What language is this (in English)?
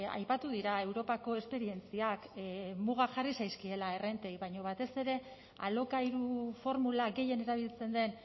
Basque